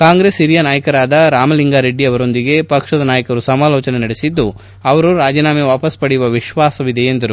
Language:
Kannada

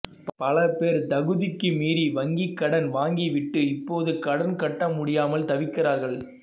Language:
Tamil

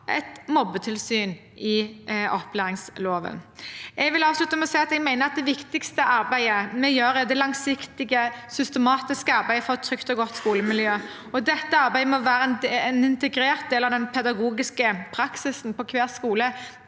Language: Norwegian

